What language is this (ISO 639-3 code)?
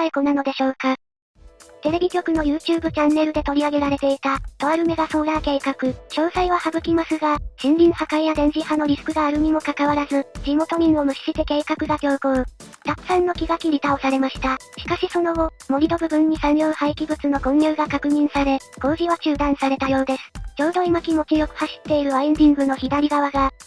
jpn